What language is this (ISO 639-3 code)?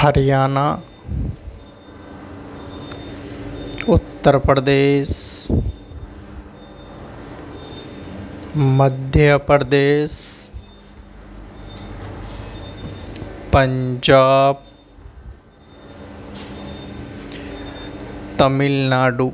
urd